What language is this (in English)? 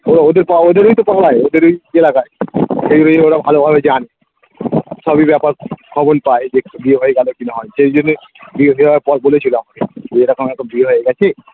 Bangla